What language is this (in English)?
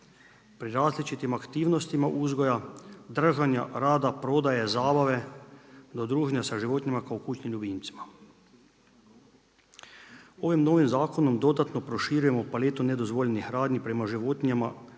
Croatian